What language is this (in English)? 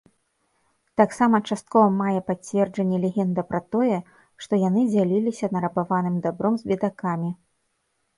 Belarusian